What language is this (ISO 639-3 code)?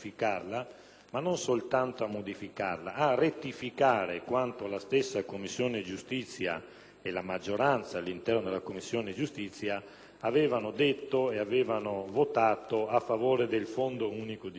ita